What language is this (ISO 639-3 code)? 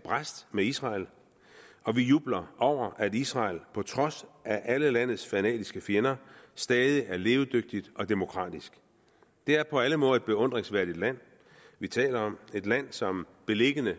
dan